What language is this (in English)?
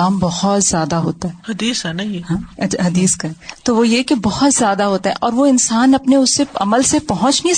Urdu